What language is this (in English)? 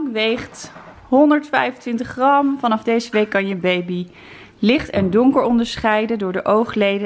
Dutch